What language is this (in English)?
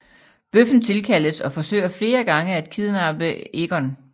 Danish